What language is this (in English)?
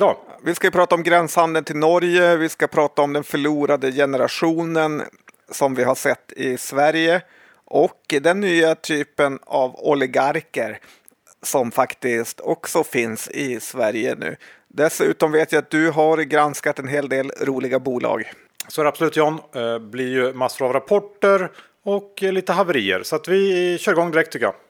Swedish